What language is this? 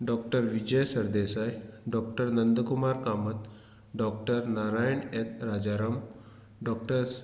Konkani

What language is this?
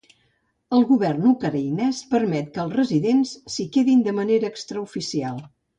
Catalan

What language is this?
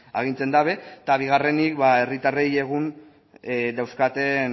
Basque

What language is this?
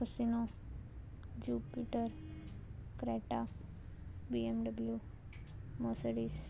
Konkani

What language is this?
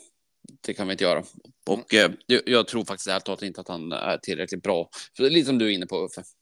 Swedish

